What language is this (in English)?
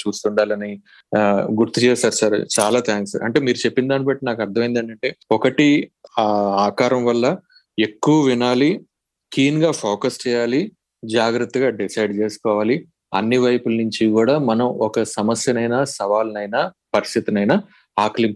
Telugu